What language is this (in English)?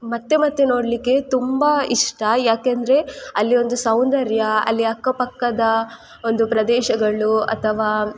Kannada